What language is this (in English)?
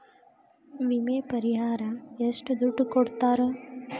Kannada